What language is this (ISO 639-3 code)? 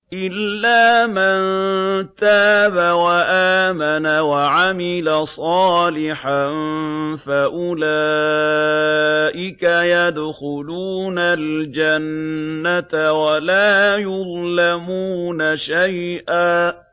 ara